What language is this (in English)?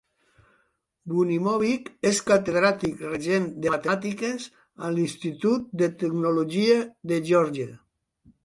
Catalan